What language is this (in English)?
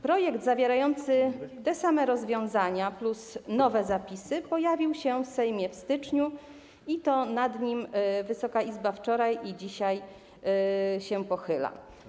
Polish